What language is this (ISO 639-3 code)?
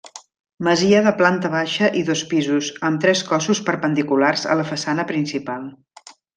cat